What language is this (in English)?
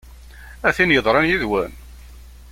Kabyle